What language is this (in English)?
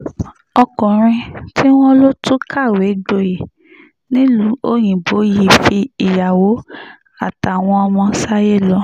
Yoruba